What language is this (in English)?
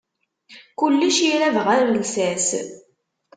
Kabyle